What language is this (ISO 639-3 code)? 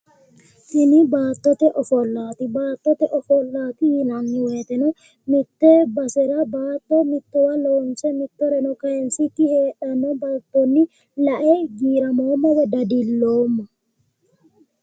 sid